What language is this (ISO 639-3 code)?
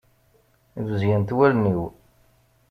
kab